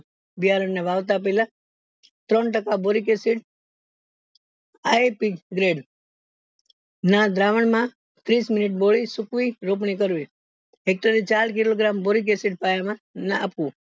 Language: Gujarati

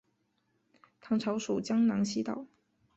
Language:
Chinese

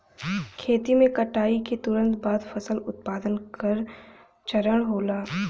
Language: Bhojpuri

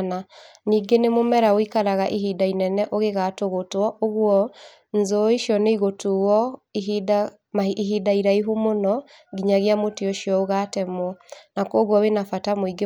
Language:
Kikuyu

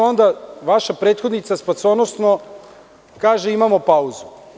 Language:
Serbian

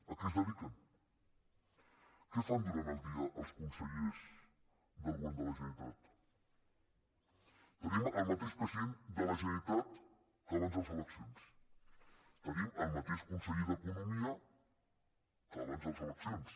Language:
Catalan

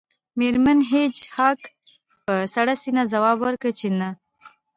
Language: Pashto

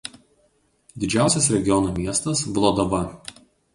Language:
Lithuanian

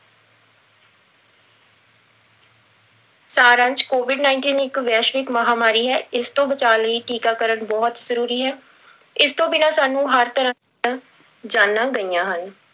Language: Punjabi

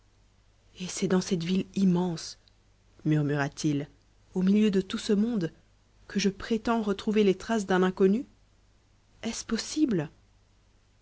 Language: French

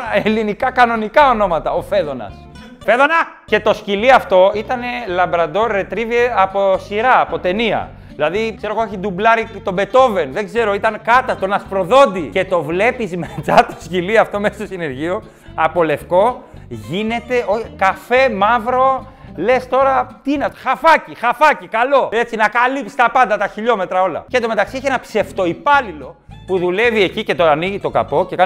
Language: Greek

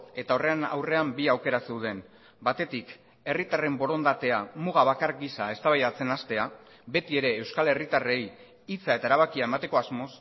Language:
Basque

